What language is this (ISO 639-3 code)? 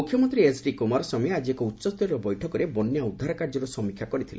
ori